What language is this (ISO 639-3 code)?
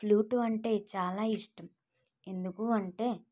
tel